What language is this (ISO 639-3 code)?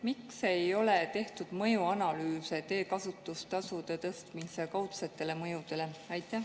est